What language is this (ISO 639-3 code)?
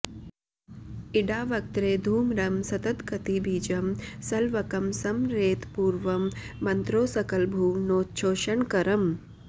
san